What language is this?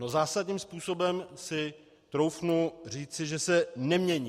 Czech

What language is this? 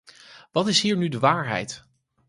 Dutch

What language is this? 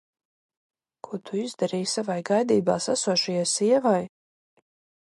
Latvian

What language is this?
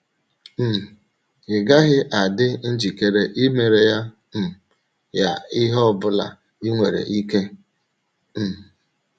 Igbo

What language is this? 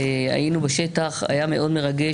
Hebrew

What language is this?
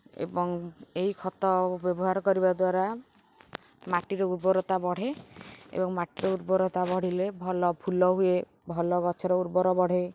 Odia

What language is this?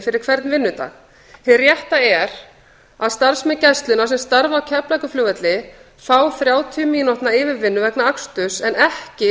Icelandic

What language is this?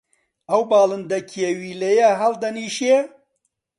Central Kurdish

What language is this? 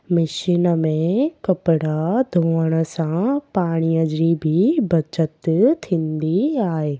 Sindhi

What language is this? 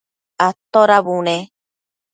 Matsés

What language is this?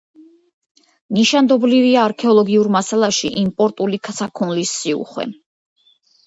Georgian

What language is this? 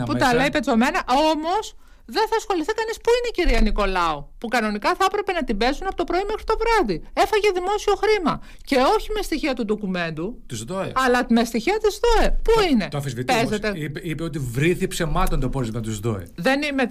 Greek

